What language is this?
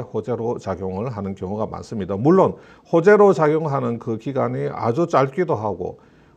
Korean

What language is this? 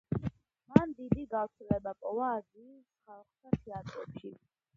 Georgian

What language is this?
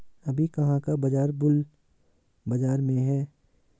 Hindi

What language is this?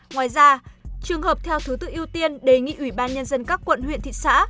Vietnamese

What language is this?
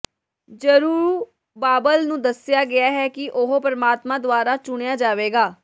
Punjabi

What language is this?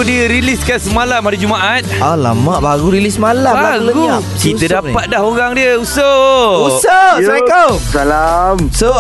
Malay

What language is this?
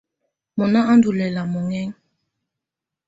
Tunen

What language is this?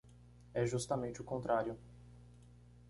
Portuguese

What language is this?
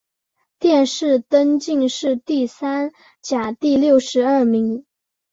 Chinese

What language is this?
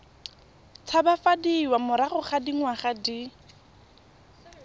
Tswana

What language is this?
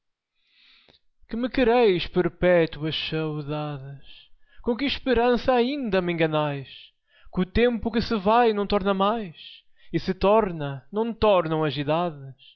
Portuguese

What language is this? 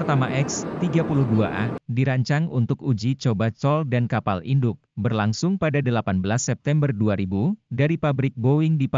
Indonesian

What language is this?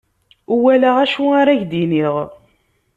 Kabyle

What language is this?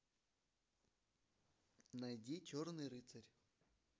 Russian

